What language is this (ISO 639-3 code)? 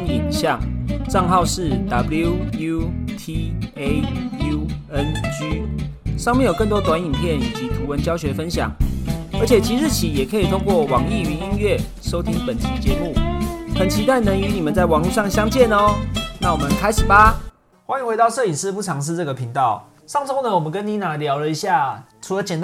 zho